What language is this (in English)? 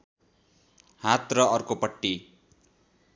Nepali